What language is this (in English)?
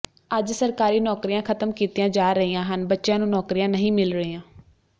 Punjabi